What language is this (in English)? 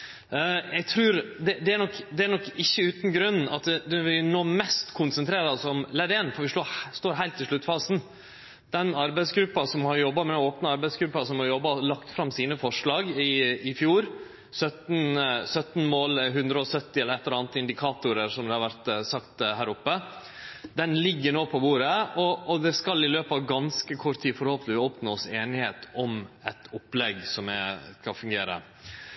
Norwegian Nynorsk